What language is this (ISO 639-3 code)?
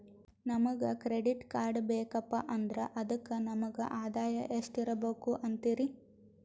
kan